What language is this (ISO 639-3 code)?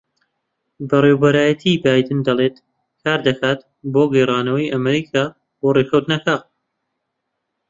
ckb